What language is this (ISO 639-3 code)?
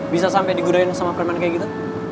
ind